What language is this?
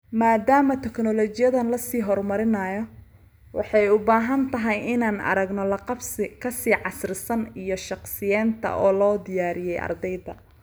Somali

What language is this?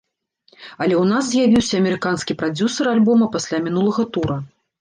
Belarusian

